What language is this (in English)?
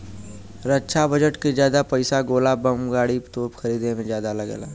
Bhojpuri